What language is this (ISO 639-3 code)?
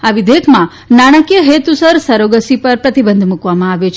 guj